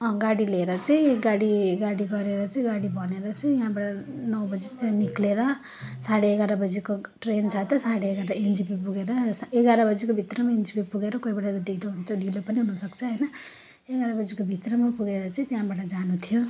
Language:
Nepali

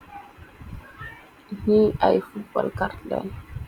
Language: Wolof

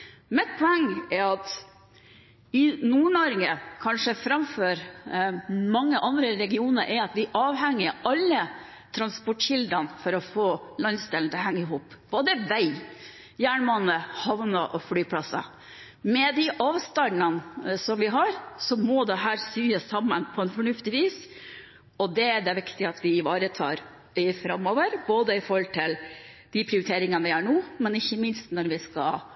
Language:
Norwegian Bokmål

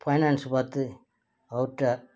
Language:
Tamil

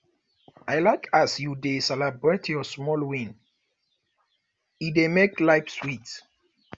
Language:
Nigerian Pidgin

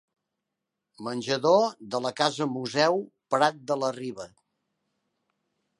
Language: Catalan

